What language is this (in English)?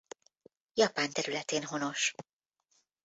Hungarian